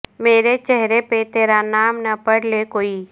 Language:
Urdu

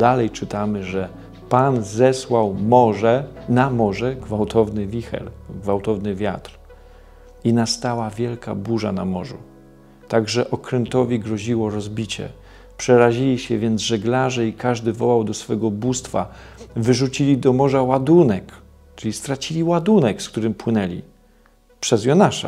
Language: Polish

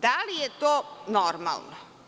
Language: Serbian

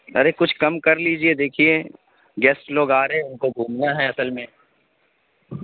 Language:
Urdu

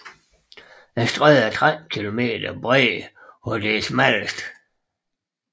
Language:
Danish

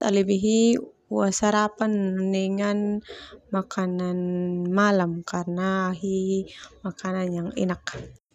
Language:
Termanu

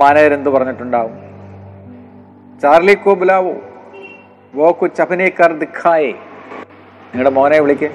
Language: Malayalam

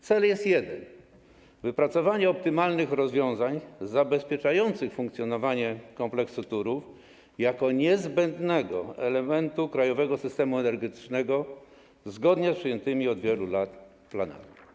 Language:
Polish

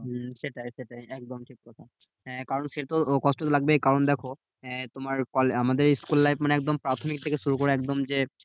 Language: Bangla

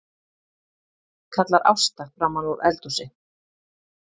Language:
Icelandic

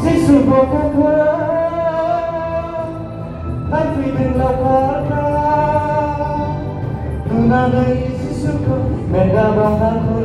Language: Indonesian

